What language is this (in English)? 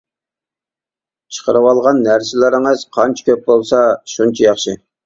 Uyghur